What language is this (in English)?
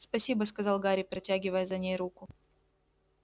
Russian